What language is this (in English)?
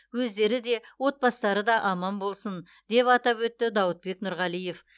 Kazakh